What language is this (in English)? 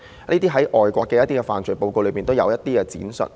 Cantonese